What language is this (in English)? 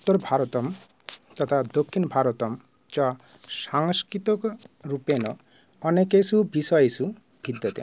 Sanskrit